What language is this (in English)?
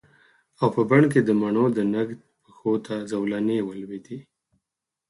Pashto